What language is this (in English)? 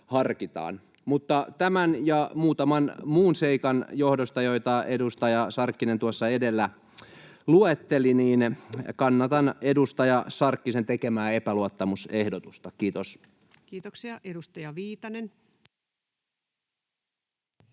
Finnish